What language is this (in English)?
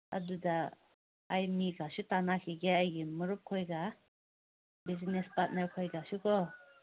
Manipuri